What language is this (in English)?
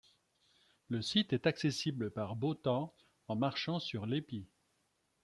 French